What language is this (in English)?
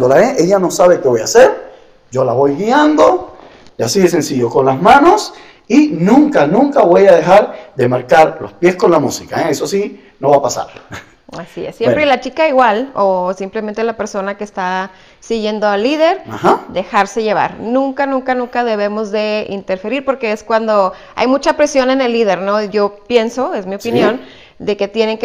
Spanish